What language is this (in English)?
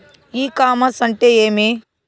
Telugu